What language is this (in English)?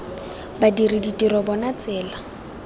Tswana